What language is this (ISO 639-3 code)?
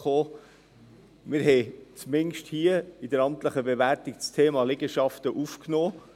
gsw